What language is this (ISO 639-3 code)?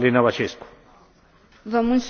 ron